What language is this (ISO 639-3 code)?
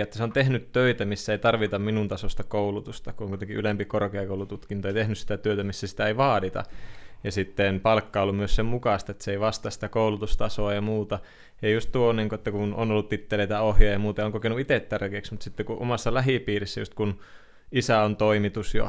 fin